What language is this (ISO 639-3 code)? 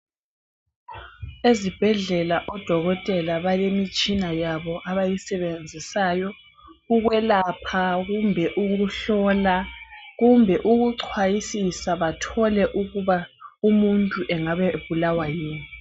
nde